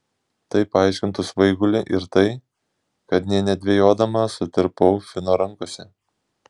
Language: Lithuanian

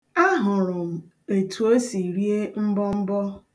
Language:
Igbo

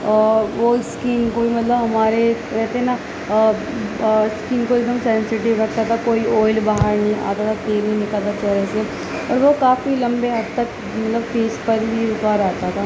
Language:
Urdu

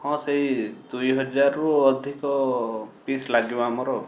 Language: Odia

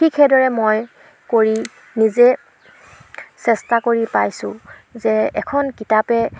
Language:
Assamese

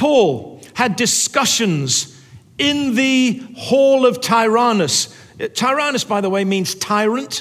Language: English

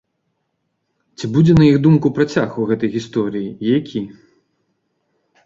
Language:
Belarusian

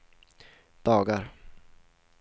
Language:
Swedish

